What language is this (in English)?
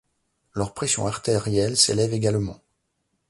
French